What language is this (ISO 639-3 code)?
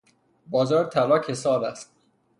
fas